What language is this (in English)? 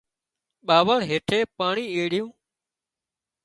Wadiyara Koli